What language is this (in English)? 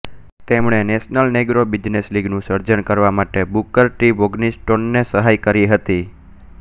Gujarati